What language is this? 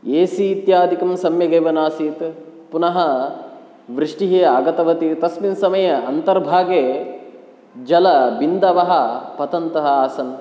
Sanskrit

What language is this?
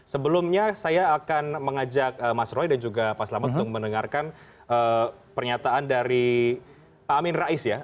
Indonesian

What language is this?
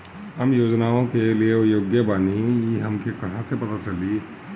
Bhojpuri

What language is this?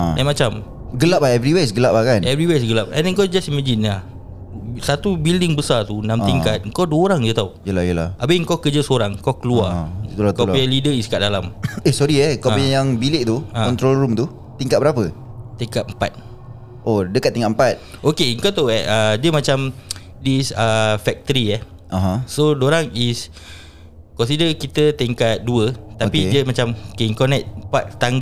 Malay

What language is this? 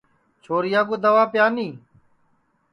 Sansi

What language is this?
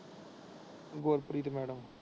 Punjabi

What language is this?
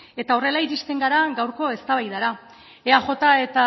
Basque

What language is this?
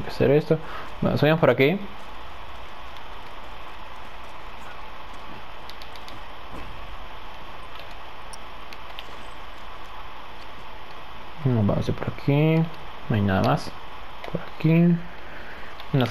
Spanish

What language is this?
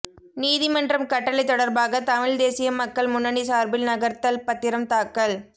Tamil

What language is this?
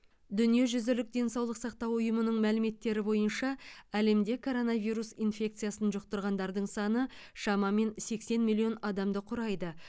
Kazakh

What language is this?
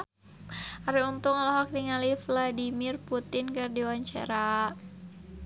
Sundanese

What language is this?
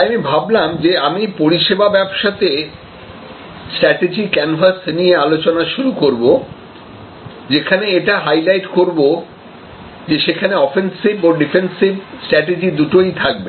Bangla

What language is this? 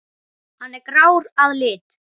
Icelandic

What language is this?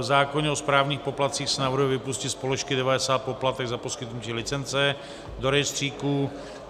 Czech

